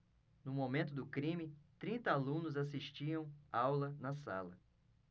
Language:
Portuguese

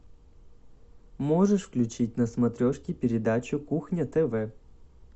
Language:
Russian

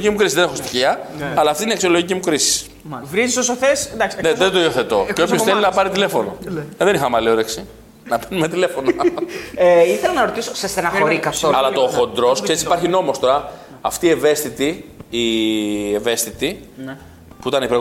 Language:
Greek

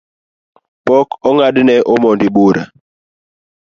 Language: Luo (Kenya and Tanzania)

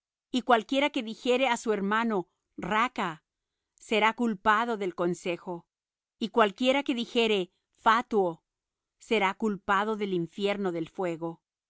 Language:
Spanish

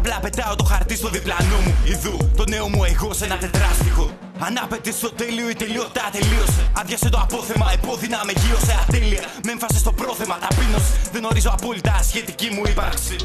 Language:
Greek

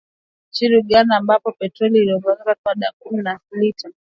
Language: Swahili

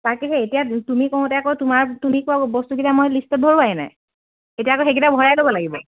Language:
Assamese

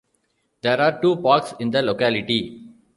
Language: English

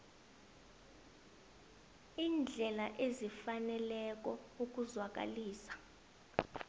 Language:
South Ndebele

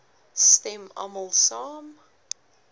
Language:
Afrikaans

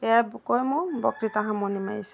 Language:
Assamese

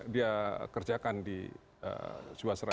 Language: Indonesian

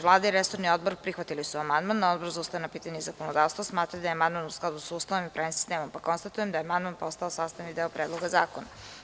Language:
Serbian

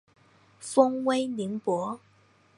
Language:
Chinese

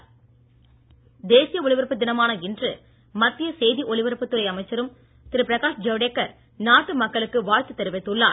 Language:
Tamil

